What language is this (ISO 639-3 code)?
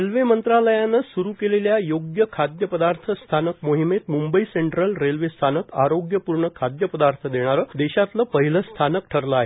mar